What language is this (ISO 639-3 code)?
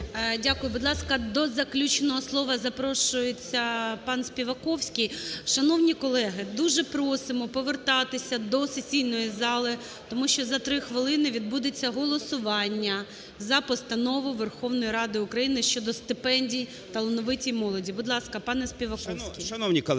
ukr